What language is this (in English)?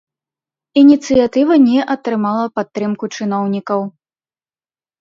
Belarusian